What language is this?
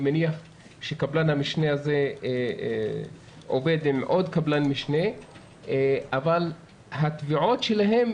Hebrew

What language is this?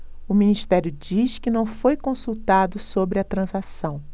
Portuguese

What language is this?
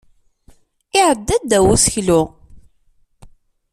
Kabyle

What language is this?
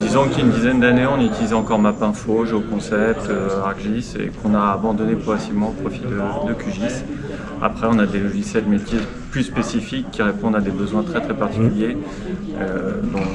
French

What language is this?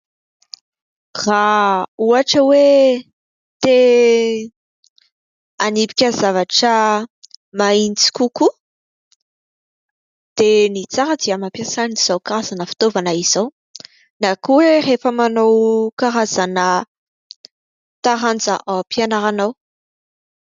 Malagasy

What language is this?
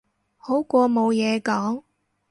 Cantonese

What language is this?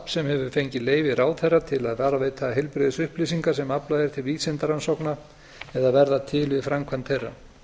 Icelandic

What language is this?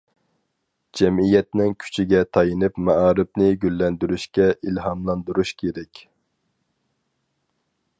Uyghur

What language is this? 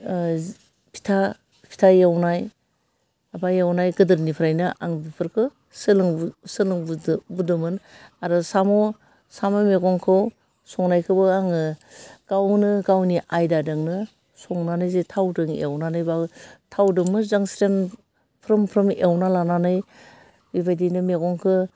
Bodo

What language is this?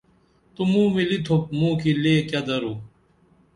Dameli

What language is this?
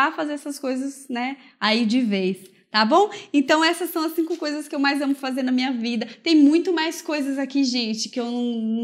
Portuguese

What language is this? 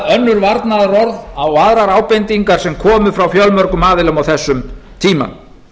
Icelandic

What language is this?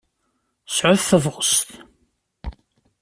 Kabyle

